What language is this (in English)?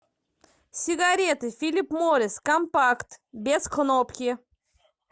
Russian